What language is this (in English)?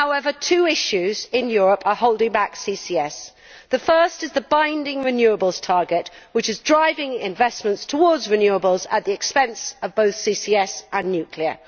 English